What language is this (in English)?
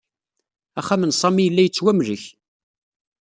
Kabyle